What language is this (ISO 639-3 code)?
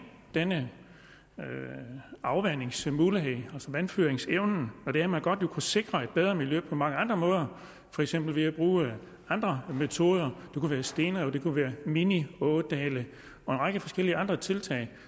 dan